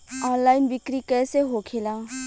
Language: Bhojpuri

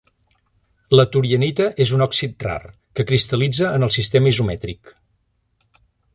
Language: Catalan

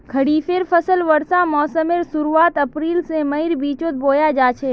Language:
Magahi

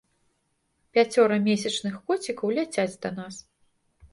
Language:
Belarusian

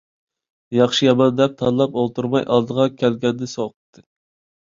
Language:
Uyghur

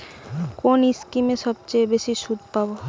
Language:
Bangla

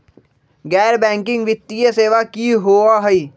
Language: Magahi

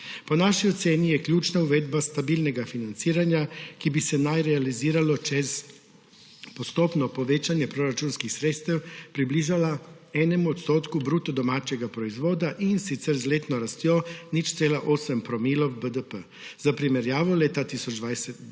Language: Slovenian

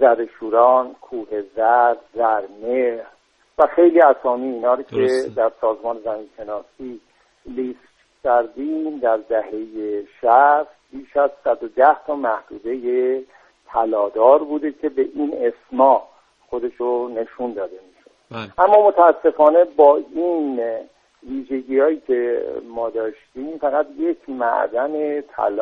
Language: Persian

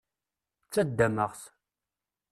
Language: Kabyle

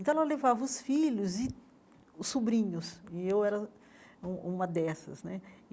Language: Portuguese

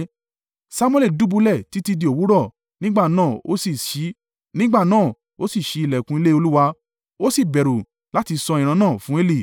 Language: Yoruba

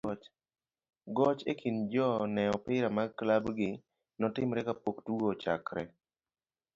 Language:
Luo (Kenya and Tanzania)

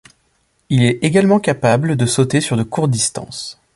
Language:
French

